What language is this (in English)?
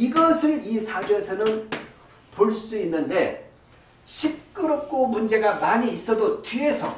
Korean